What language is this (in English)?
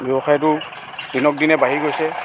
Assamese